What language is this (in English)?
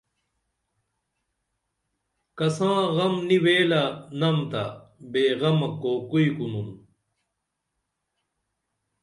Dameli